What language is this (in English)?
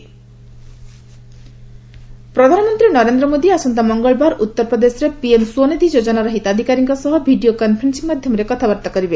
Odia